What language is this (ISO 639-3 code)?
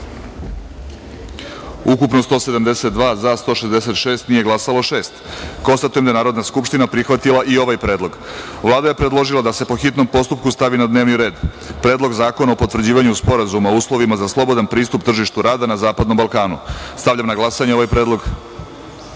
srp